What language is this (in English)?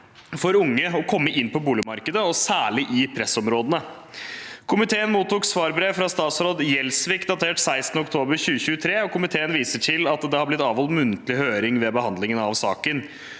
Norwegian